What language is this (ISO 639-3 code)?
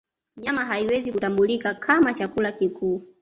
swa